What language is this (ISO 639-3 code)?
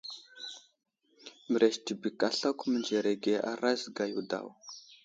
udl